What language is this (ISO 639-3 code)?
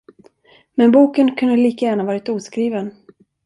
swe